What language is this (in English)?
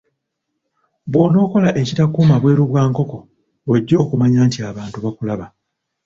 Ganda